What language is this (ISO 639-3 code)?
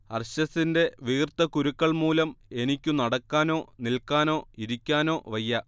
mal